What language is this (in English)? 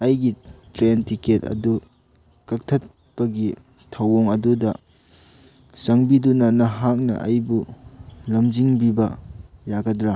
Manipuri